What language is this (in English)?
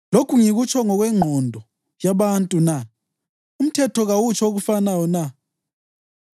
North Ndebele